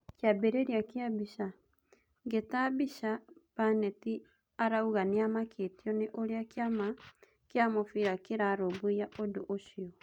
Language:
Kikuyu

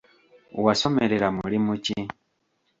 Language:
Ganda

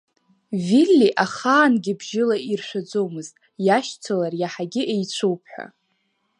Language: Abkhazian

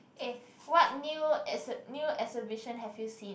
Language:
English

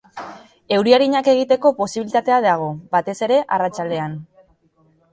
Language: Basque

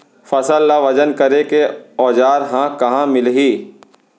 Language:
Chhattisgarhi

